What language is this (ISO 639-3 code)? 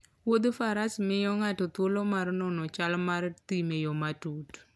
luo